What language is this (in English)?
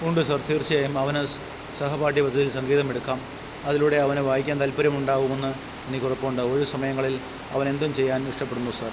Malayalam